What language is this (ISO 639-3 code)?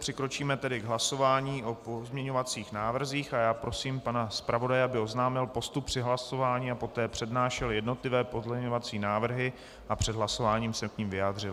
ces